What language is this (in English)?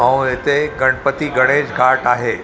Sindhi